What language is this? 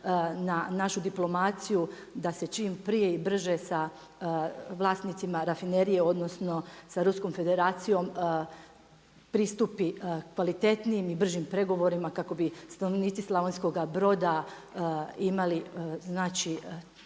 Croatian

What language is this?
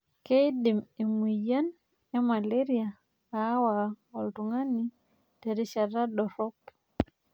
Masai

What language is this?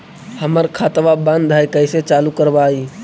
Magahi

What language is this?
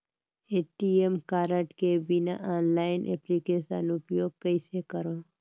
Chhattisgarhi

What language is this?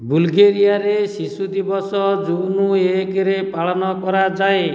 Odia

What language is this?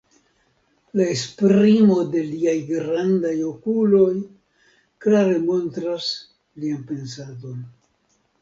Esperanto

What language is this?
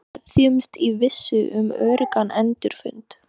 Icelandic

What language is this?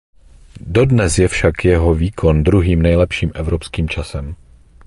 Czech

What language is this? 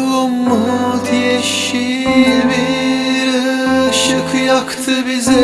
Turkish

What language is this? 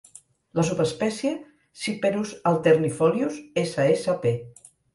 Catalan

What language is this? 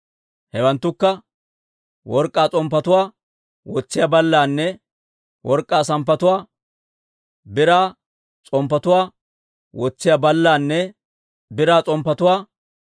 Dawro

